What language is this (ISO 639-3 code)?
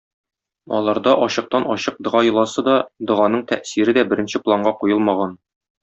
tat